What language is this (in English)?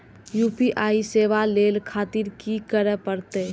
Maithili